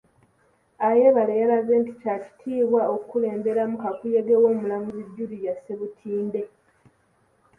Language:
Ganda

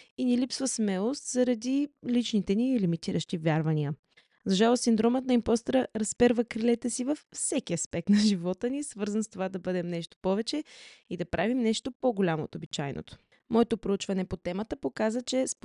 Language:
Bulgarian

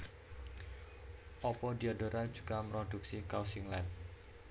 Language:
Javanese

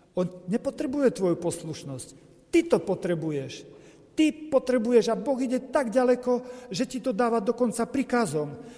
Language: Slovak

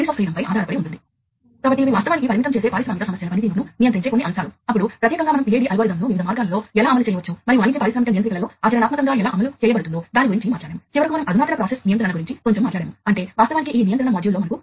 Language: Telugu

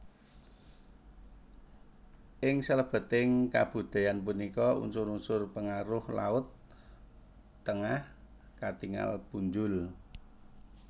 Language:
Javanese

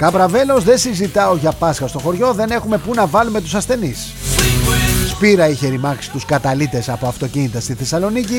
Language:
Greek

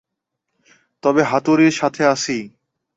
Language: Bangla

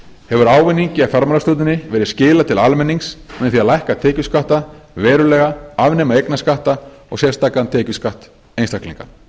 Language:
Icelandic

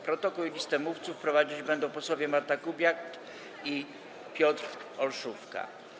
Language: Polish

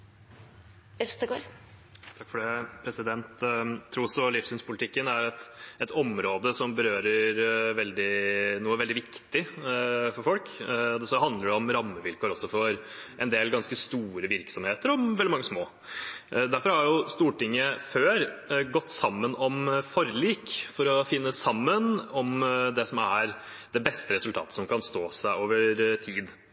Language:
Norwegian Bokmål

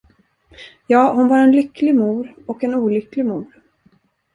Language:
Swedish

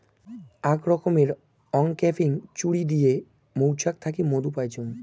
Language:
Bangla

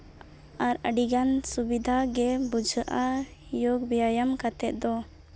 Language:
Santali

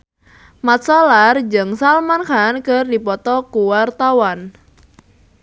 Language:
Sundanese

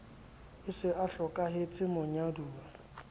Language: Southern Sotho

